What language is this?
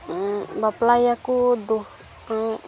Santali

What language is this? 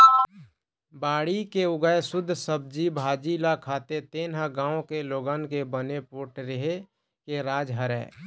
Chhattisgarhi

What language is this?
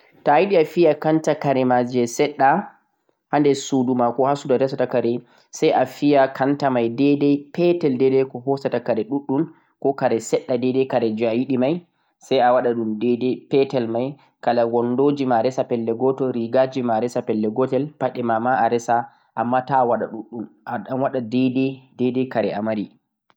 Central-Eastern Niger Fulfulde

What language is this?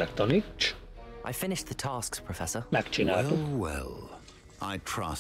Hungarian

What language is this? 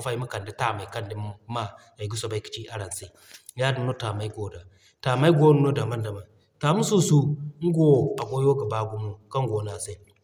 Zarma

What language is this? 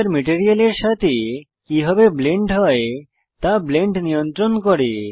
Bangla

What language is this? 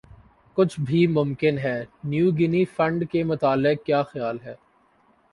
Urdu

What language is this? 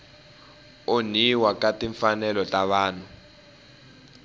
Tsonga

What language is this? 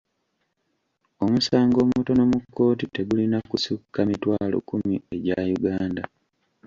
Ganda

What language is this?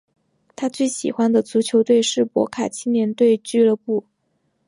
Chinese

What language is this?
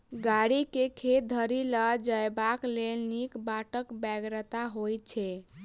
Maithili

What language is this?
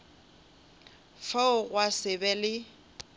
Northern Sotho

